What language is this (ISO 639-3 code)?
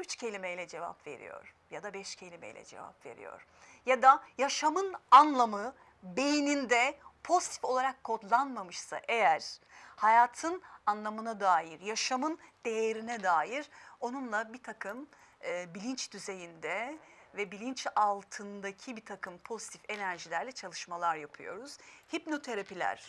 tur